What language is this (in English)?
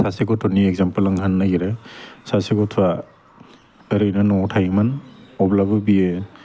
Bodo